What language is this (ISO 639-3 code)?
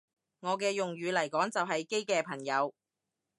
yue